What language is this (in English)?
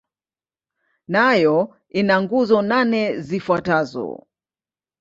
Swahili